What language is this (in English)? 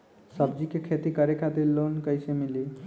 Bhojpuri